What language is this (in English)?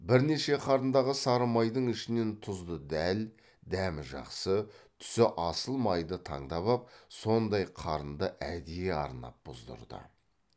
Kazakh